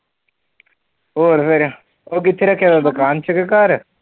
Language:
Punjabi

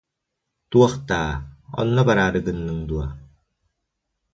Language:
Yakut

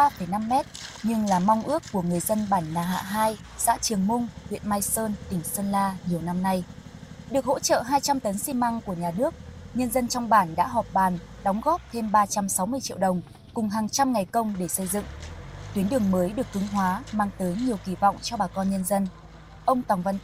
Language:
Vietnamese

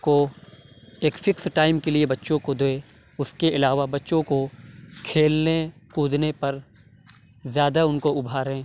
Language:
Urdu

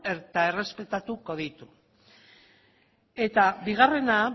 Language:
Basque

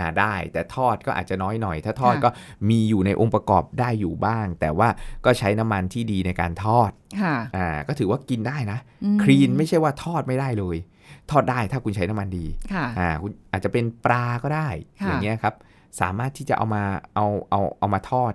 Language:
Thai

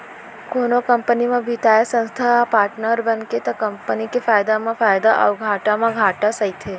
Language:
Chhattisgarhi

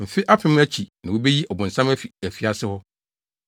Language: Akan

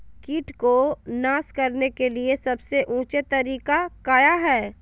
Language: Magahi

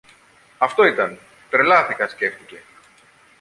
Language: Greek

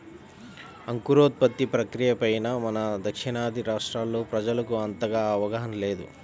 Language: Telugu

